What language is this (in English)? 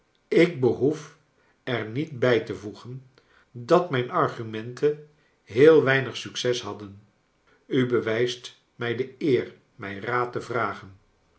Dutch